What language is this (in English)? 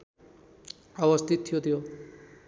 Nepali